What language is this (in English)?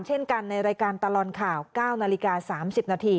Thai